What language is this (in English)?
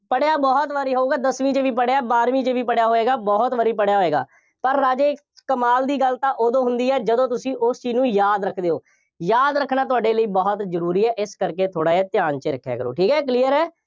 Punjabi